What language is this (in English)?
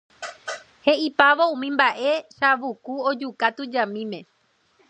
Guarani